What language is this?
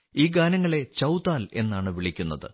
Malayalam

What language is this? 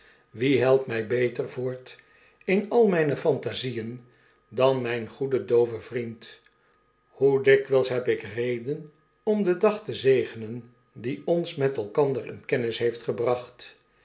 Dutch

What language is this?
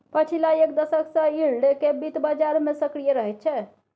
Maithili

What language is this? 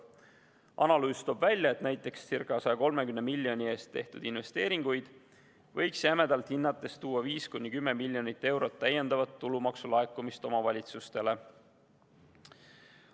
Estonian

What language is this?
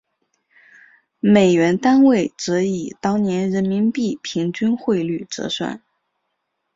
Chinese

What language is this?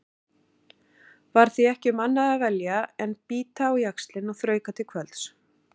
Icelandic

